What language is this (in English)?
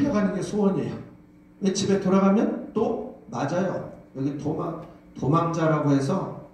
Korean